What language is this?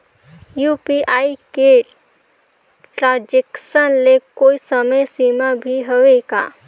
Chhattisgarhi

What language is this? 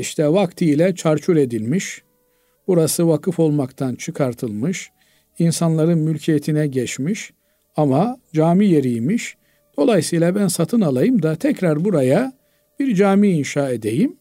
Turkish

